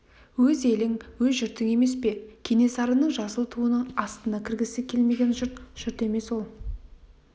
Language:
Kazakh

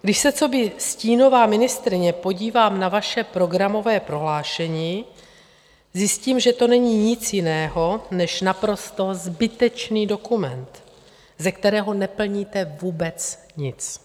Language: Czech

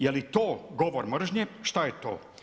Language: Croatian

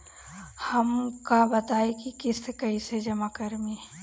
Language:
Bhojpuri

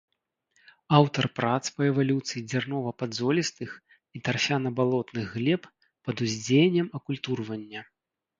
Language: Belarusian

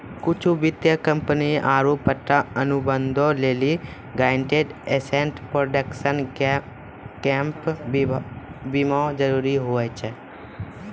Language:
Maithili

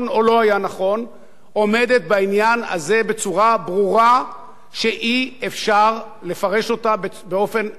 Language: Hebrew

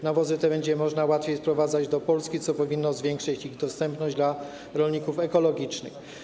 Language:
Polish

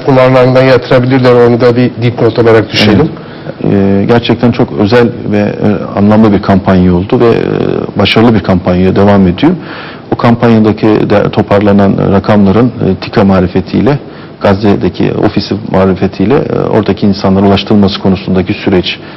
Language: Turkish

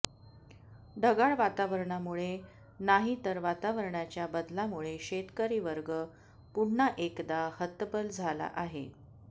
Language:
Marathi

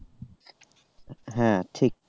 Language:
Bangla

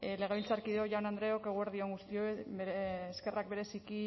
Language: Basque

